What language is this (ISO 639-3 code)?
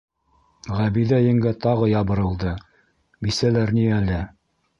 bak